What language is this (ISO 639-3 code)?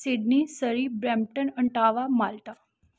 pan